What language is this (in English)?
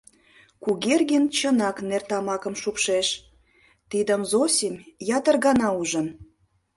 Mari